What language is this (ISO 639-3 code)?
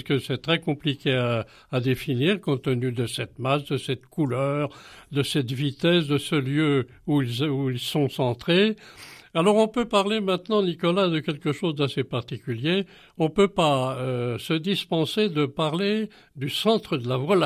fra